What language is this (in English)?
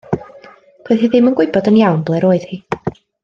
Welsh